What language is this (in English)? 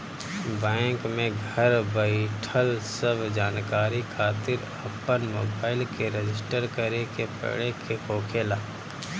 Bhojpuri